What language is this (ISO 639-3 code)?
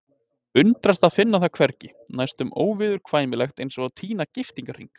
isl